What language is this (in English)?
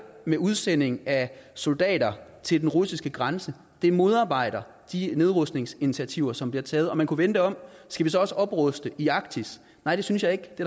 Danish